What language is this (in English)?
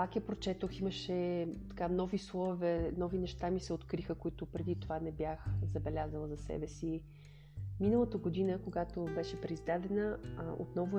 Bulgarian